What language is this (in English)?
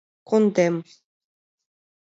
Mari